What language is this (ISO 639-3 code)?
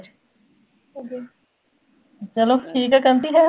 pan